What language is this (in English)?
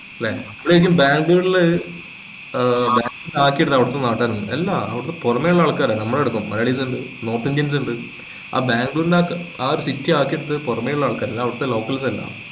Malayalam